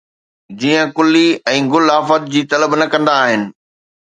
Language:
Sindhi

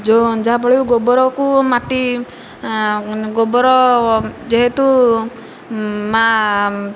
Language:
Odia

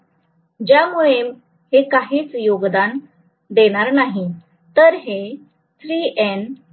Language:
Marathi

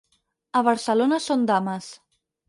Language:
Catalan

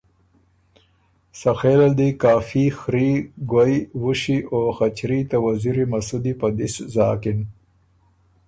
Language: Ormuri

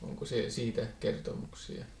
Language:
Finnish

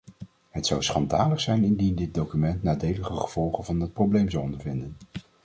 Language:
Dutch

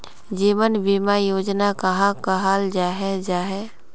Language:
Magahi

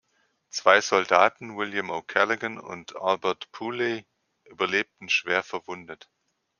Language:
German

